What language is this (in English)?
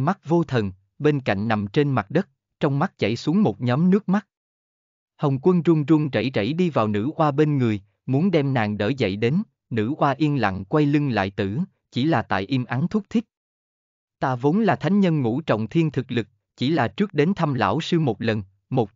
Vietnamese